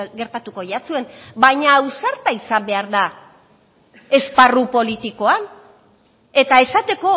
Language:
Basque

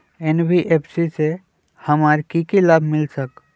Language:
Magahi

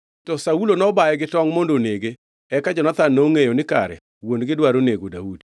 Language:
Luo (Kenya and Tanzania)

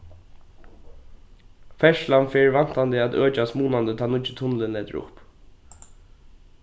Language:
Faroese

